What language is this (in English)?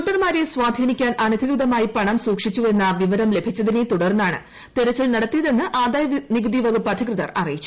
Malayalam